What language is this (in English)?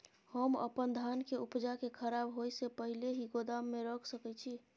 Maithili